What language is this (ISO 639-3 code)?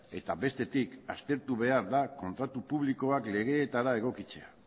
eus